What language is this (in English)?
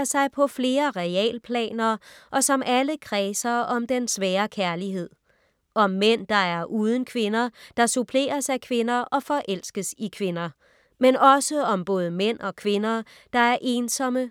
Danish